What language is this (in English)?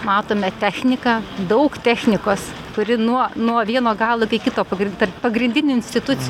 Lithuanian